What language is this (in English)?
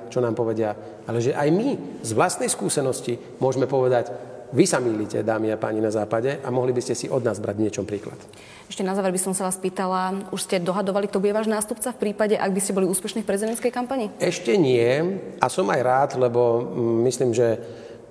Slovak